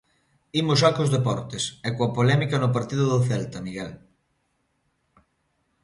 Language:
Galician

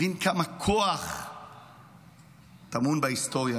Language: Hebrew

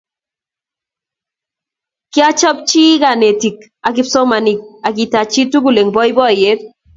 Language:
Kalenjin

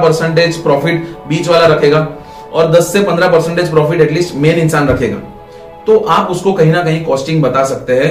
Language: Hindi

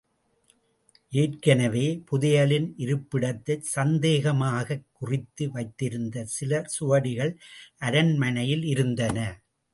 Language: Tamil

